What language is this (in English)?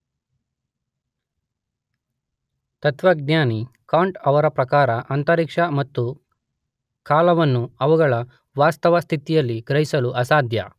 Kannada